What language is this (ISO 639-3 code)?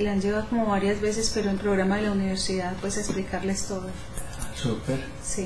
spa